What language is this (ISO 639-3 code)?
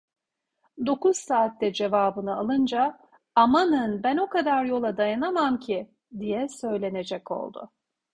tur